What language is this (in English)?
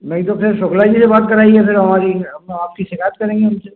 Hindi